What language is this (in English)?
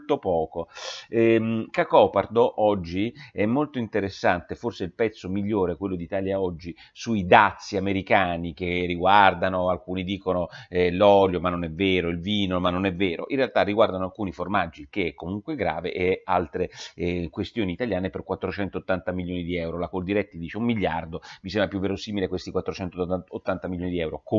Italian